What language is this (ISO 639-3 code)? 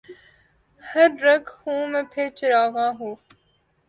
urd